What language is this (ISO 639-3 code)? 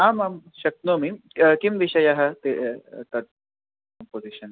san